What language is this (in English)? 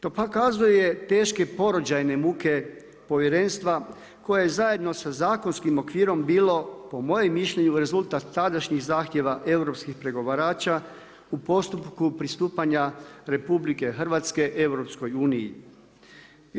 Croatian